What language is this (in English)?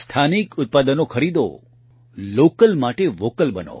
Gujarati